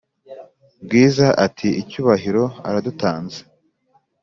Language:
Kinyarwanda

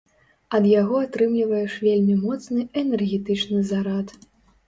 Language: Belarusian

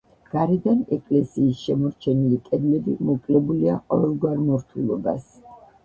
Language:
Georgian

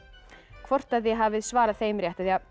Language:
Icelandic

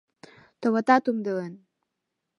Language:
Mari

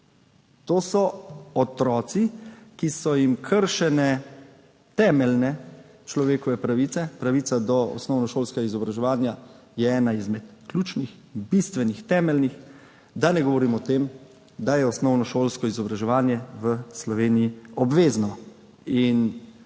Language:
Slovenian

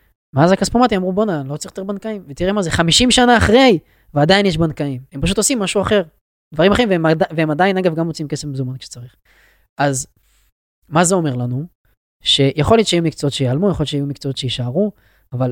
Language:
Hebrew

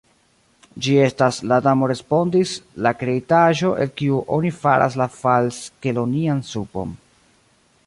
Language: Esperanto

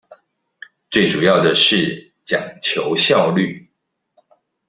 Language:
Chinese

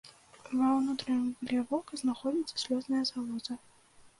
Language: Belarusian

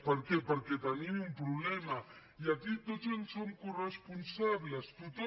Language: Catalan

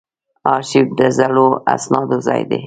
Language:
Pashto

